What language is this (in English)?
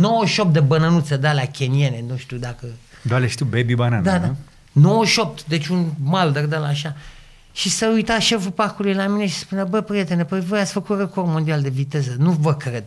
Romanian